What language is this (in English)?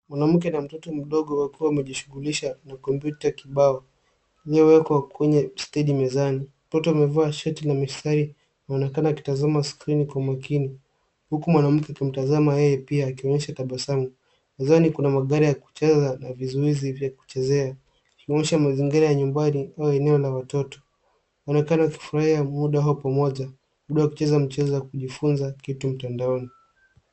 Swahili